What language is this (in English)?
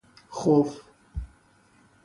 Persian